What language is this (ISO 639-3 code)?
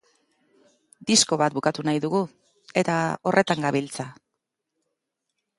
eus